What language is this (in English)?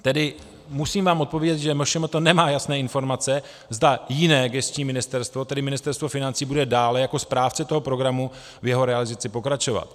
Czech